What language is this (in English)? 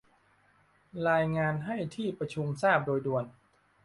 Thai